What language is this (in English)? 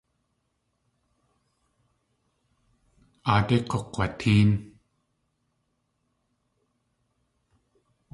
Tlingit